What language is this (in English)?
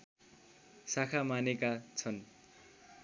Nepali